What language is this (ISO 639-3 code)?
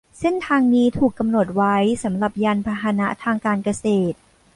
tha